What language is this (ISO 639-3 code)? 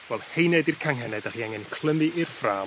cym